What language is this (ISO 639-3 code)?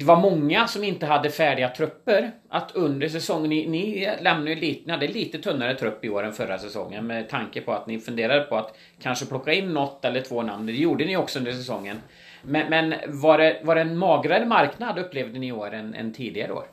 swe